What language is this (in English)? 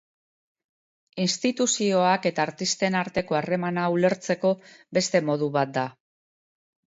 Basque